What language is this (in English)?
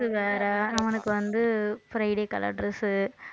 Tamil